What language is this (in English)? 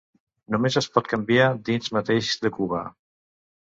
Catalan